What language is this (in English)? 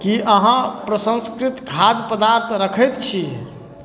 Maithili